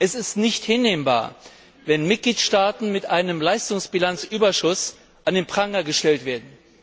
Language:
German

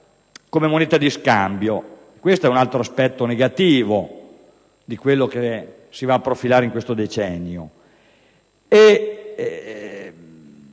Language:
Italian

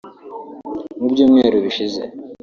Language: Kinyarwanda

